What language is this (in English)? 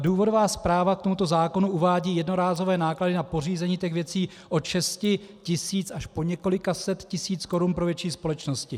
Czech